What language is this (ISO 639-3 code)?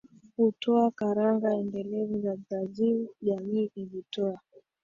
swa